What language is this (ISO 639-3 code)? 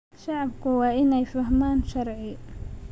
som